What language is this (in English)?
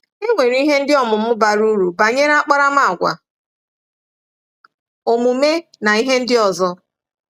Igbo